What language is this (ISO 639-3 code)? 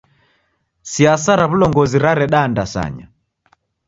dav